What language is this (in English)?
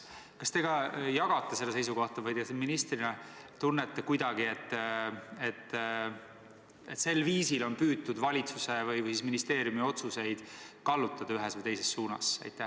Estonian